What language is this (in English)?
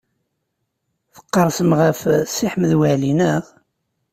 Kabyle